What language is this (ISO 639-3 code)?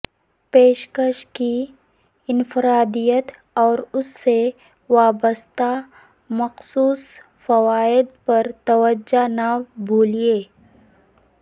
urd